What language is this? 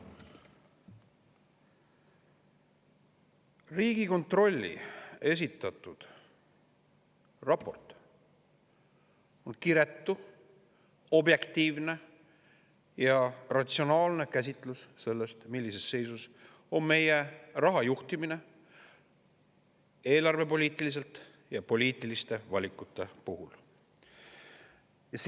Estonian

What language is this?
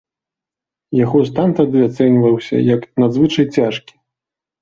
Belarusian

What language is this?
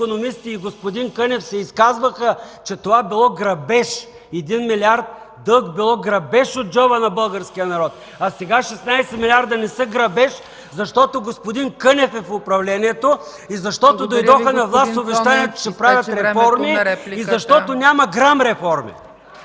Bulgarian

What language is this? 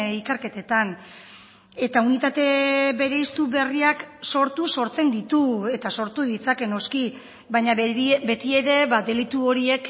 Basque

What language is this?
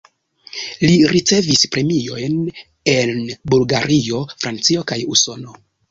Esperanto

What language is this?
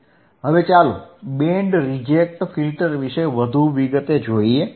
Gujarati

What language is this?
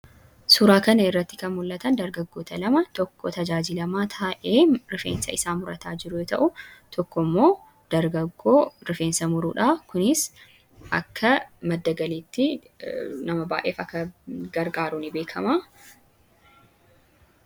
Oromo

